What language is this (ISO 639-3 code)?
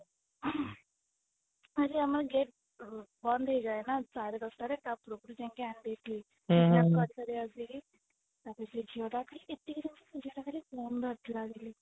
ori